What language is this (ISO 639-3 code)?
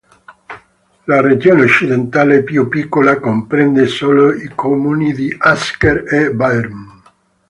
ita